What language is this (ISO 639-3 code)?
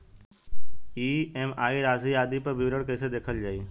bho